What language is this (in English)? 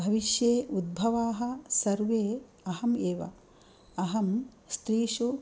Sanskrit